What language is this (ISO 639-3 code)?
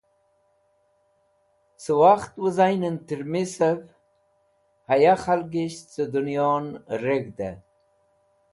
wbl